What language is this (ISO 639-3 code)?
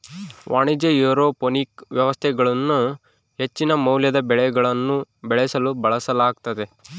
kan